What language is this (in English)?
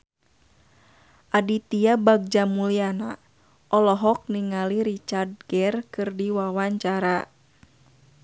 Sundanese